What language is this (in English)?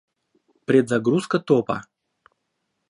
Russian